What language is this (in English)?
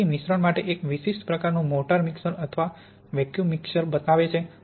Gujarati